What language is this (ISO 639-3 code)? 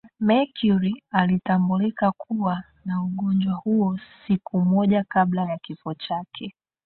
swa